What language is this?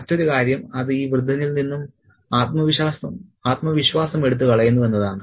Malayalam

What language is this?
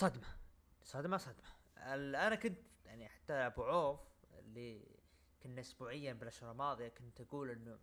Arabic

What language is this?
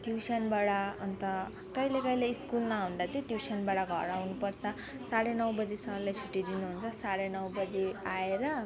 Nepali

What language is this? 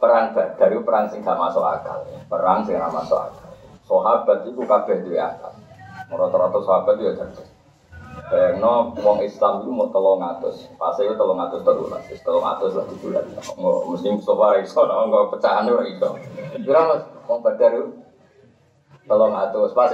Indonesian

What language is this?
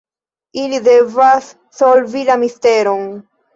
Esperanto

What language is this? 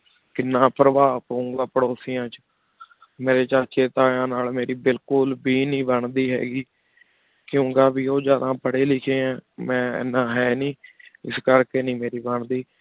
Punjabi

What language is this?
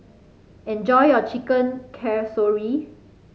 English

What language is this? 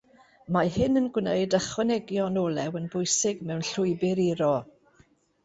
Welsh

